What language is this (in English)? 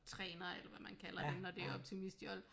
Danish